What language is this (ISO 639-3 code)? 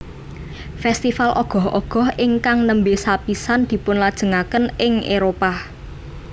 jav